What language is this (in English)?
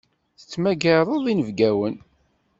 Kabyle